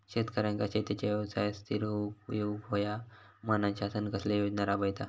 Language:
Marathi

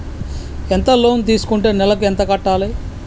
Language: Telugu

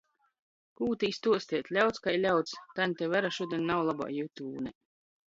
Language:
Latgalian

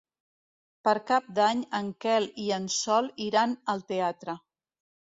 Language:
Catalan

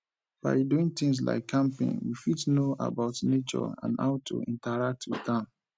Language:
Nigerian Pidgin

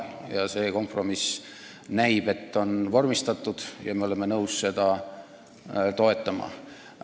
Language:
Estonian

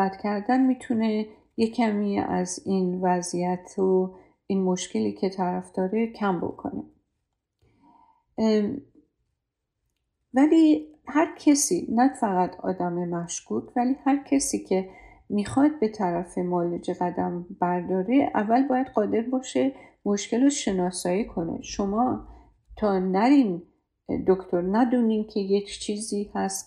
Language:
Persian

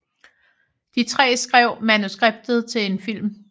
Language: Danish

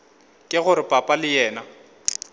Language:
Northern Sotho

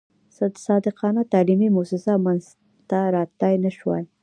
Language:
Pashto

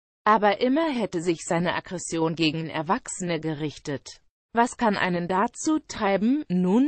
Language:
German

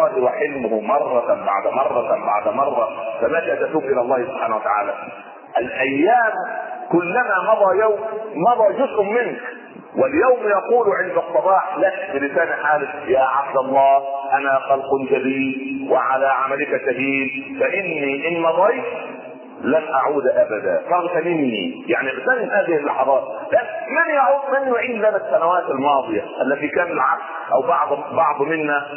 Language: Arabic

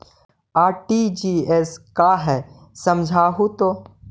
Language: Magahi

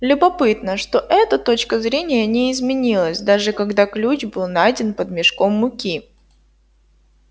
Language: Russian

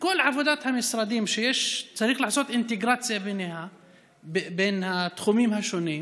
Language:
Hebrew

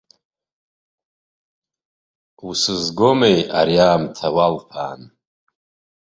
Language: Abkhazian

